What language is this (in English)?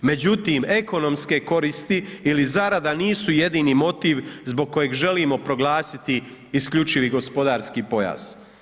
Croatian